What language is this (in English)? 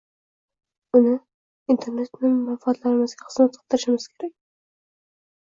Uzbek